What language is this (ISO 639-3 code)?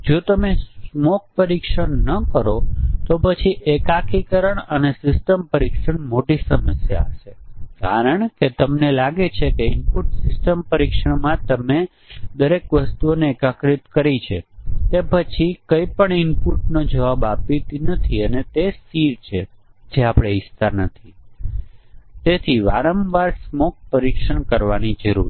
guj